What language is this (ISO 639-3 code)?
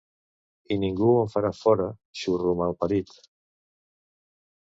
cat